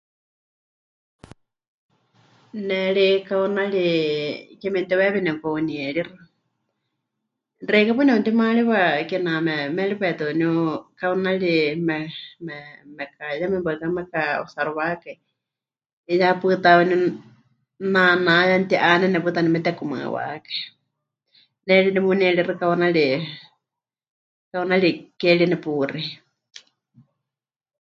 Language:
Huichol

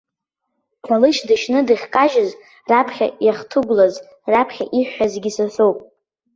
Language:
Abkhazian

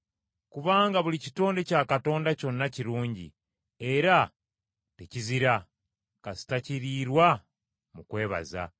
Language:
Ganda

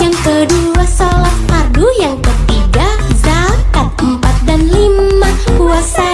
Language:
Indonesian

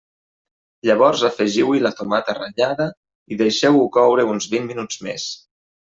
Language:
Catalan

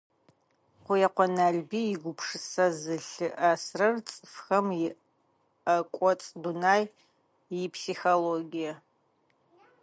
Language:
Adyghe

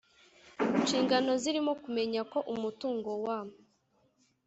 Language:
Kinyarwanda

